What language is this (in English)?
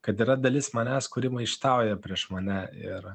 Lithuanian